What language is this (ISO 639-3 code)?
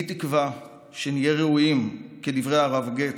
heb